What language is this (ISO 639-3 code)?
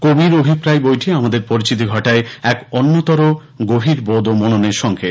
ben